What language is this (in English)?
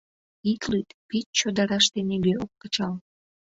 Mari